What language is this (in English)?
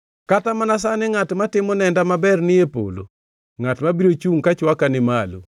Luo (Kenya and Tanzania)